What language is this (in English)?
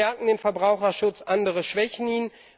German